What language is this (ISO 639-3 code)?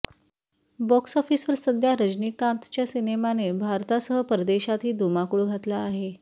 mar